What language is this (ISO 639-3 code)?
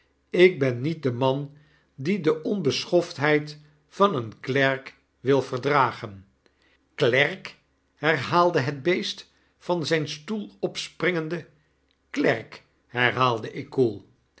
nld